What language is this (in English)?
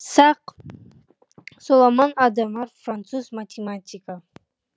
Kazakh